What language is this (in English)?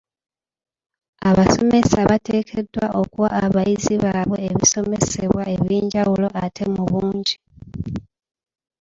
Ganda